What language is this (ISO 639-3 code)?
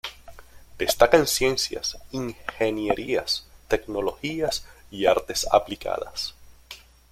spa